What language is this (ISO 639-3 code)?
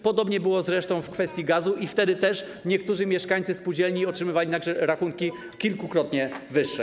pol